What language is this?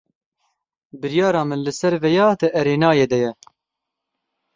Kurdish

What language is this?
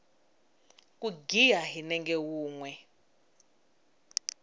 Tsonga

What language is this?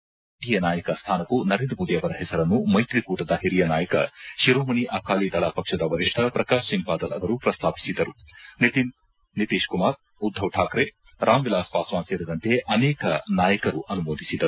Kannada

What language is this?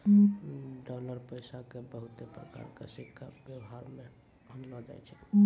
Maithili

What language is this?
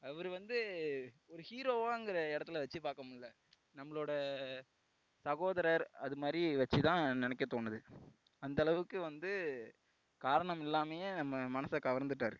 Tamil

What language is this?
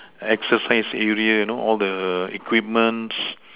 English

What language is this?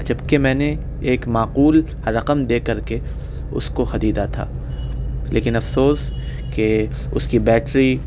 Urdu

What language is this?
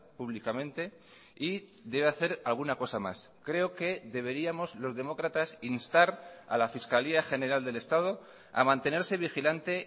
Spanish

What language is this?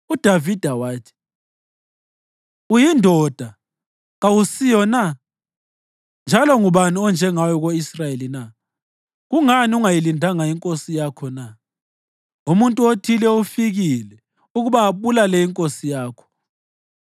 North Ndebele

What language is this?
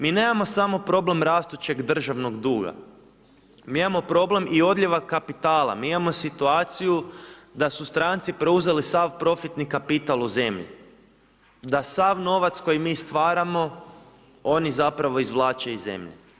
Croatian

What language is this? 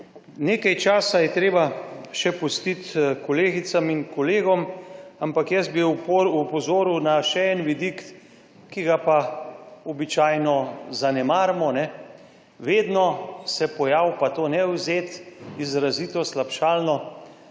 Slovenian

